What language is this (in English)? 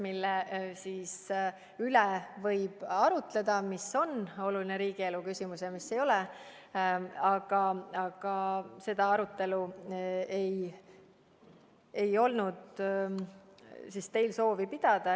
Estonian